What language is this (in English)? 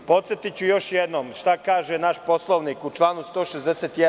Serbian